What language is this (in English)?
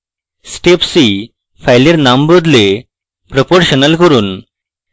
Bangla